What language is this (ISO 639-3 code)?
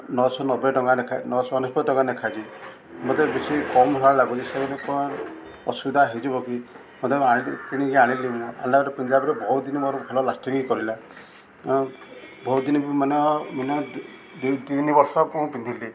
ori